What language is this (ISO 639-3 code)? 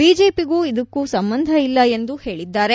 kan